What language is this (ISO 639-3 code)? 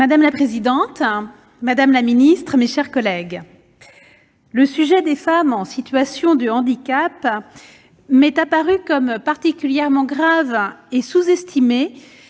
fra